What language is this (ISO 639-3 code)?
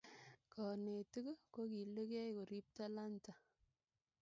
kln